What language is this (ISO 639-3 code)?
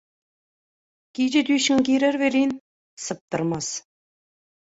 tuk